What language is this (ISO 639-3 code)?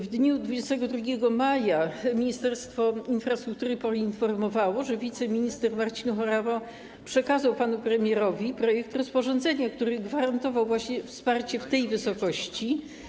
pol